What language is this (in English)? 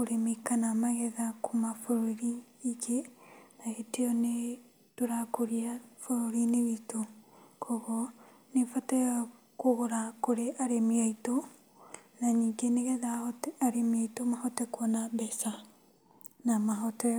Kikuyu